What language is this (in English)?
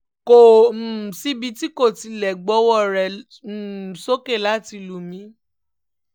Yoruba